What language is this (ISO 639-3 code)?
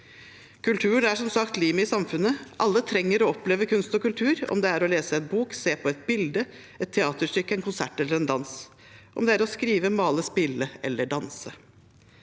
nor